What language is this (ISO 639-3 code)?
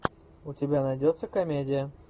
rus